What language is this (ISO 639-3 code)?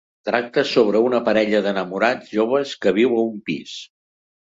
cat